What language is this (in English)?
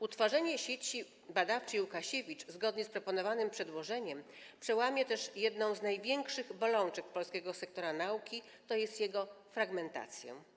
Polish